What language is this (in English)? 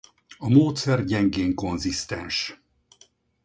Hungarian